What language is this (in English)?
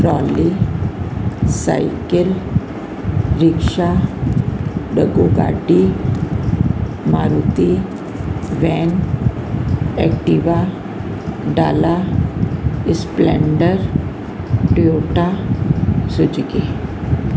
Sindhi